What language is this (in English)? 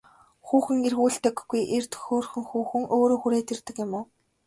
Mongolian